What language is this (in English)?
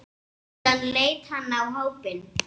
Icelandic